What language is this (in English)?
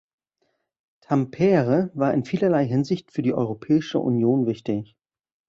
German